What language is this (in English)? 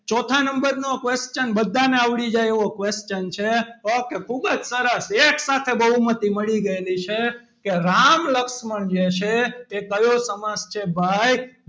Gujarati